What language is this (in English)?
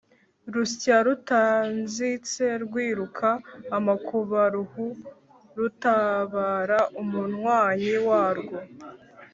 Kinyarwanda